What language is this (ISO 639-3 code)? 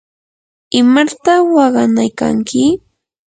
qur